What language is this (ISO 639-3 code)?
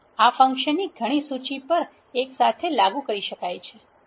guj